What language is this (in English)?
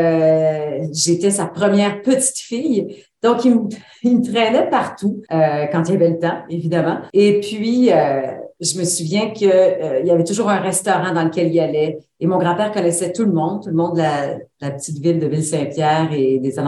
French